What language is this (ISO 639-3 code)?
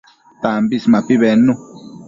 mcf